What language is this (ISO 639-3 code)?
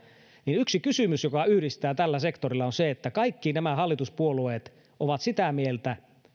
fin